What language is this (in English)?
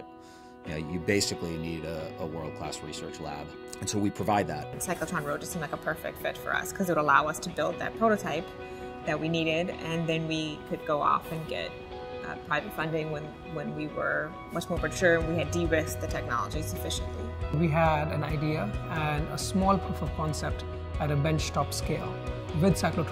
English